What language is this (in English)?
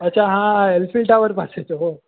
Gujarati